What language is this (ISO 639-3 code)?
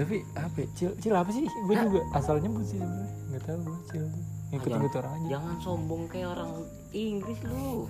ind